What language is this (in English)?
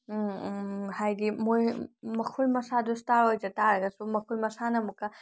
Manipuri